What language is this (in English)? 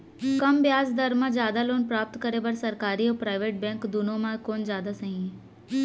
Chhattisgarhi